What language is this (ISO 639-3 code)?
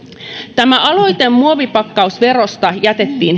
fin